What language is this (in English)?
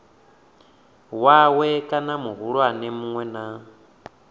Venda